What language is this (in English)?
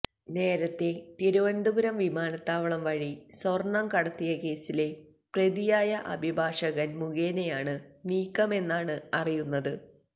Malayalam